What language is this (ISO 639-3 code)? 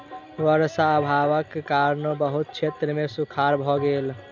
mai